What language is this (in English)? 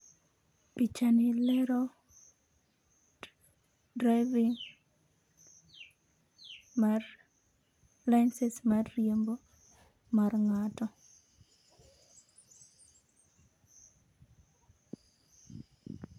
Luo (Kenya and Tanzania)